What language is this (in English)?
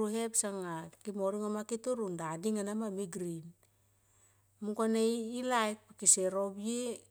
Tomoip